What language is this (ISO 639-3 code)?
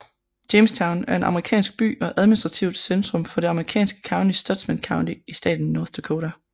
dan